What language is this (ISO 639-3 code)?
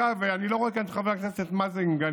heb